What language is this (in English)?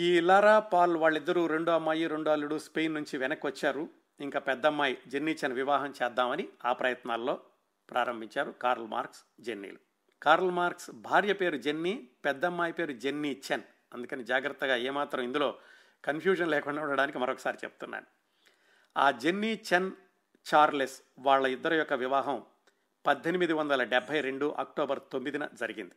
Telugu